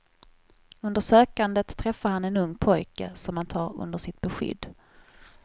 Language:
Swedish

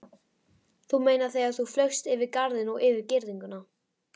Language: Icelandic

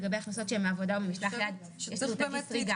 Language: Hebrew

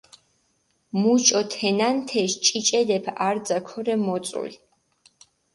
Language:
Mingrelian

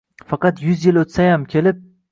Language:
Uzbek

